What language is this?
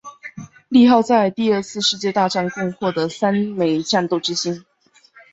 Chinese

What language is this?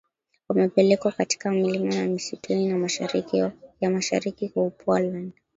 Swahili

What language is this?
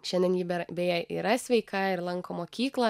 Lithuanian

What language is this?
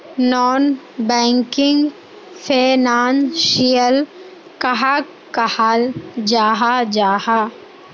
Magahi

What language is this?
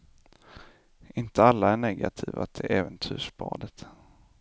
Swedish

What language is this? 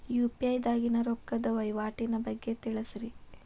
Kannada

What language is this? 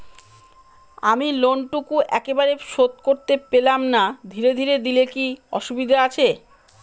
Bangla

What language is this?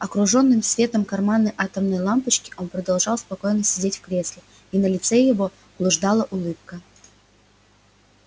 Russian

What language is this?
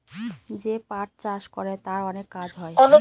Bangla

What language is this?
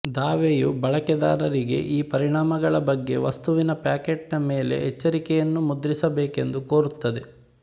Kannada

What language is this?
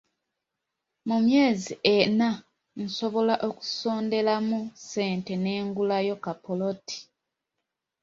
Ganda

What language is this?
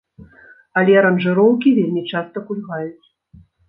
Belarusian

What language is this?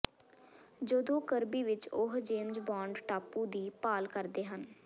Punjabi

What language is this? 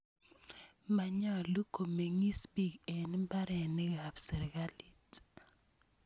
Kalenjin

